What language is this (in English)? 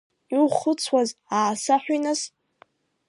Abkhazian